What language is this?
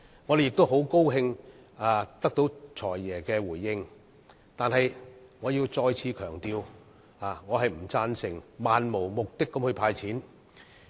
Cantonese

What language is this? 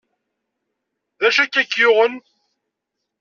Kabyle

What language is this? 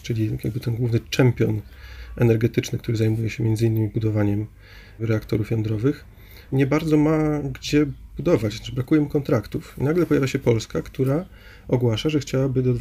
Polish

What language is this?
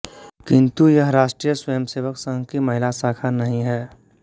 Hindi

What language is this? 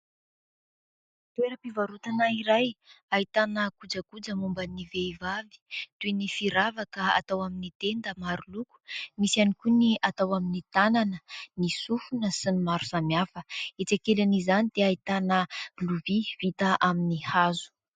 Malagasy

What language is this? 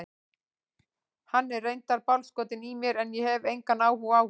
Icelandic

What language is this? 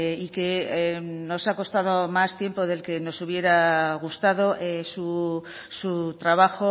Spanish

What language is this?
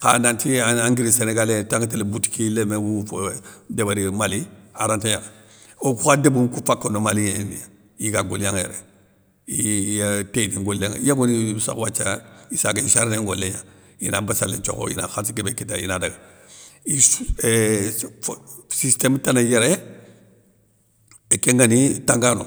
Soninke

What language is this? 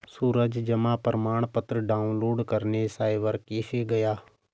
Hindi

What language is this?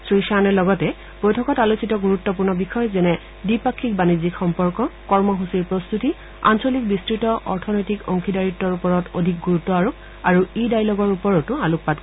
Assamese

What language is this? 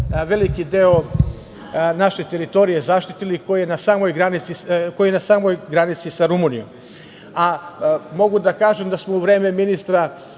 Serbian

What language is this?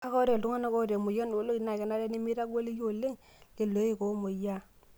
Masai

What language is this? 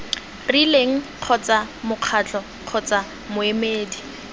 Tswana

